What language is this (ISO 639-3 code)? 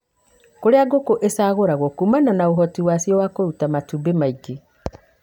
kik